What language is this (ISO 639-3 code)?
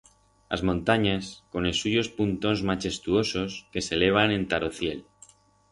arg